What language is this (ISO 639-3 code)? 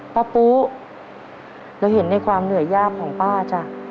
tha